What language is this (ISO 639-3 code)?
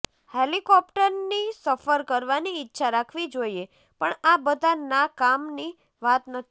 guj